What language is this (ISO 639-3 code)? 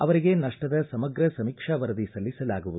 kan